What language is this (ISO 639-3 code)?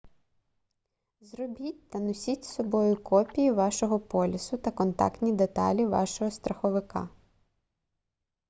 ukr